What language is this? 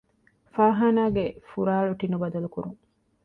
Divehi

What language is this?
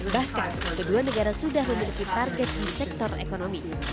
Indonesian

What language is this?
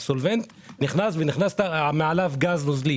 Hebrew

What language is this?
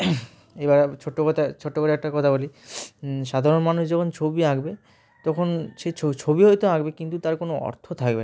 Bangla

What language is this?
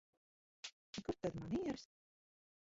Latvian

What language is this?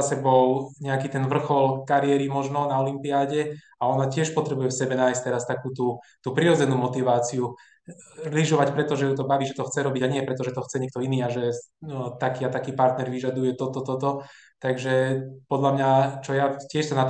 Slovak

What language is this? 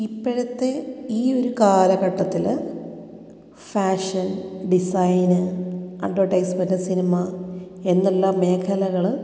Malayalam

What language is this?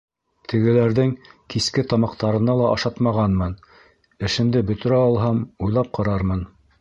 Bashkir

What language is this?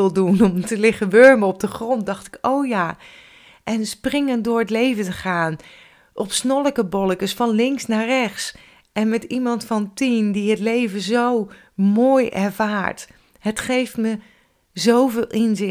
Dutch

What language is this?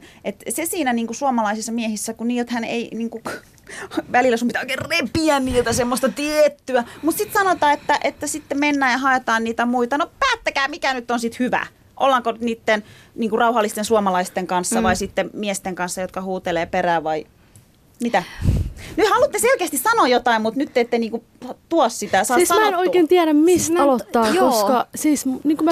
Finnish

